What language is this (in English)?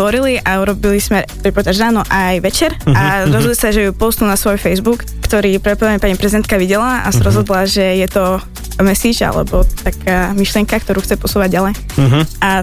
Slovak